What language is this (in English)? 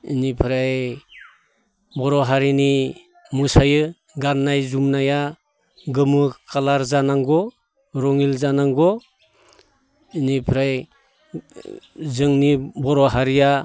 Bodo